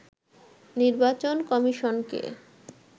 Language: Bangla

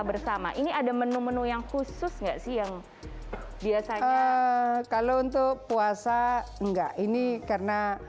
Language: Indonesian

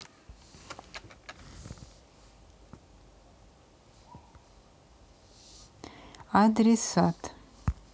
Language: Russian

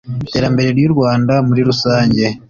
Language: Kinyarwanda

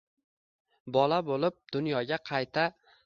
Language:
Uzbek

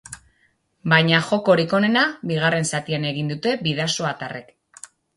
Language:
Basque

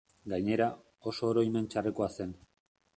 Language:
Basque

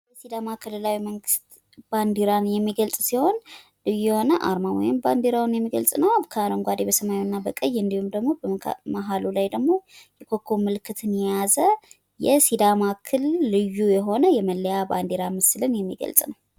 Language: Amharic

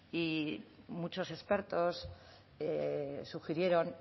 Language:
Spanish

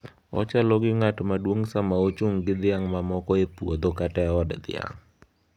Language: Luo (Kenya and Tanzania)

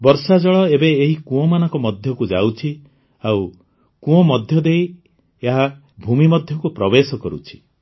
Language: Odia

